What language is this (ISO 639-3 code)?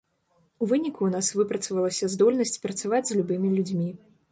bel